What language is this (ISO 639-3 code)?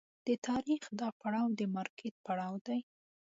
pus